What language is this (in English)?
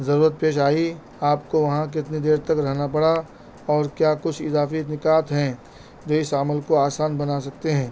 Urdu